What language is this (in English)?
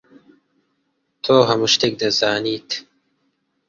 Central Kurdish